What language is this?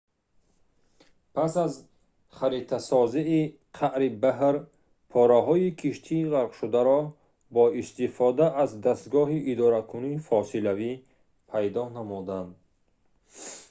Tajik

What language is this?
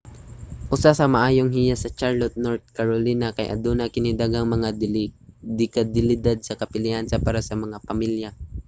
Cebuano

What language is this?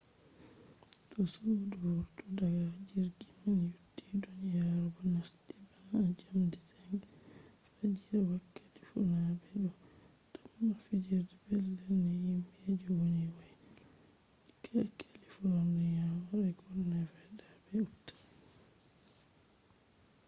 Fula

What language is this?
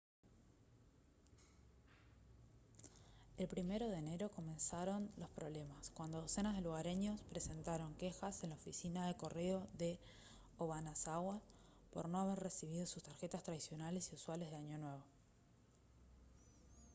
Spanish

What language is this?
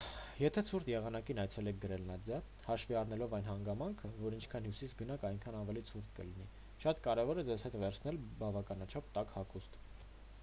Armenian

